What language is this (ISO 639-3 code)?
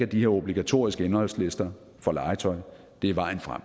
dan